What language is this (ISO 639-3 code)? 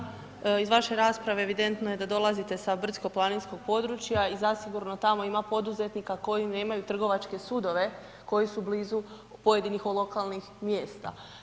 hrv